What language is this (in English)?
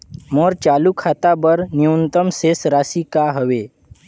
Chhattisgarhi